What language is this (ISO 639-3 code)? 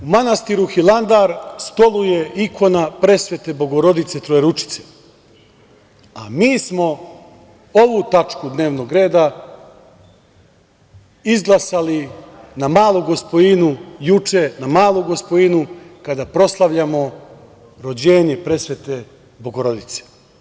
srp